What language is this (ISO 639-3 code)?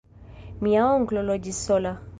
epo